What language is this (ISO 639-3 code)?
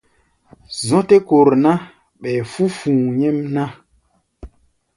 gba